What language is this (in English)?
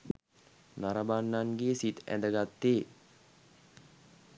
Sinhala